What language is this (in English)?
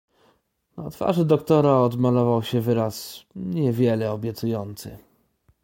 Polish